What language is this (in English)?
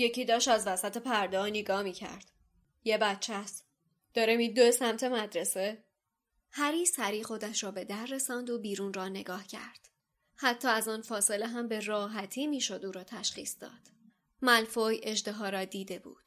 Persian